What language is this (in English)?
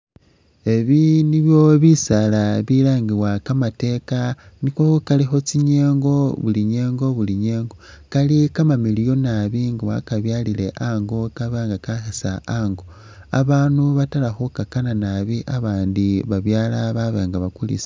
Masaaba